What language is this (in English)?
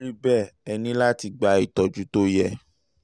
Yoruba